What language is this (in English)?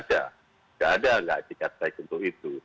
Indonesian